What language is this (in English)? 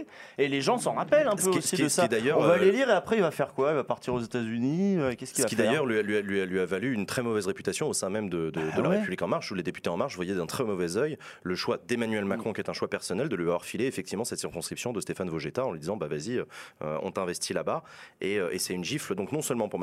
French